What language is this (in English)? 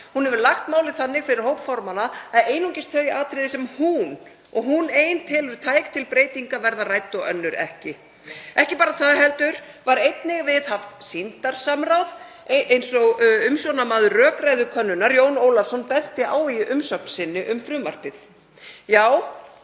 Icelandic